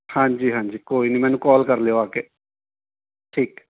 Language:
Punjabi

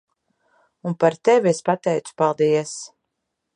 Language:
Latvian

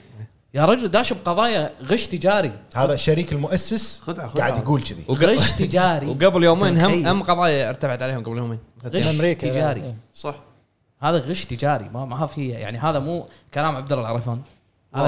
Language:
Arabic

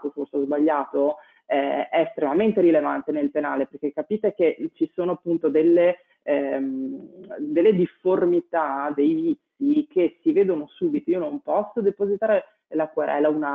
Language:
Italian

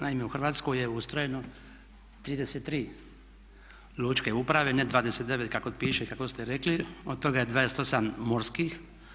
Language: Croatian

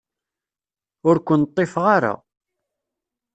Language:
Kabyle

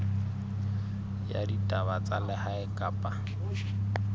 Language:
Southern Sotho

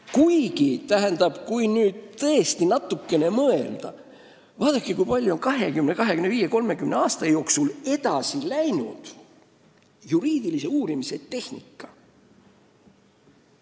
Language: Estonian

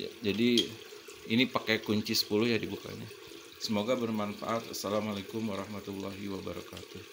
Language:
Indonesian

